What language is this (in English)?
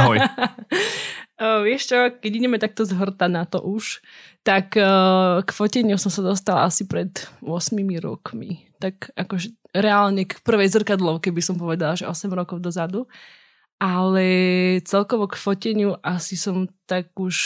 Slovak